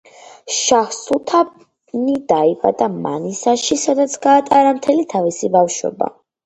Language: Georgian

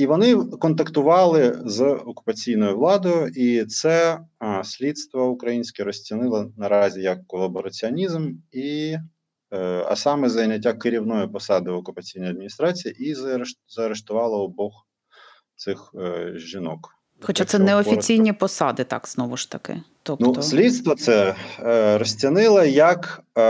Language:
Ukrainian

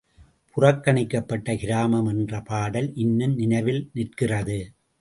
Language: Tamil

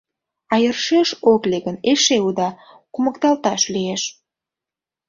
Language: Mari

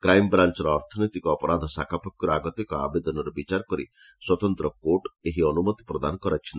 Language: Odia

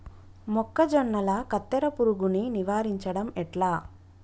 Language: Telugu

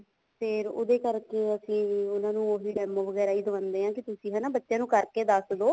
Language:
Punjabi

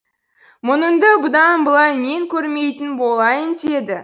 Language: Kazakh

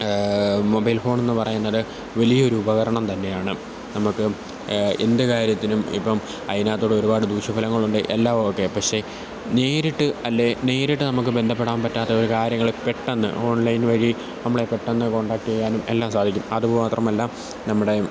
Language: Malayalam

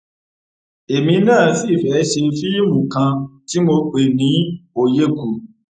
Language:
Yoruba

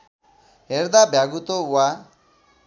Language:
Nepali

